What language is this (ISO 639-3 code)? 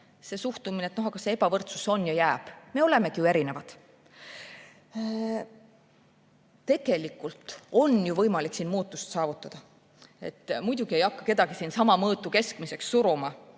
est